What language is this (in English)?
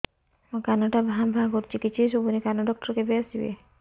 Odia